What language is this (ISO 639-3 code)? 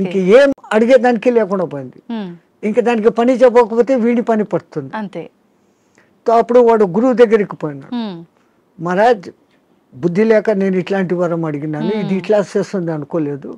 tel